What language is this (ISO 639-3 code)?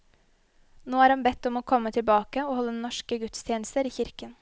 nor